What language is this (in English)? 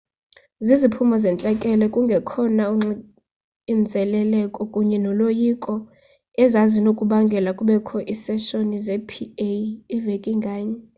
Xhosa